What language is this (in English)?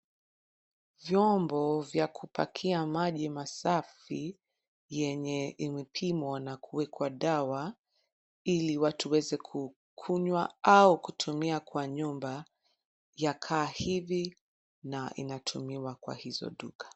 Swahili